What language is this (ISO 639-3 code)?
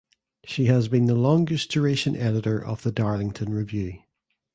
eng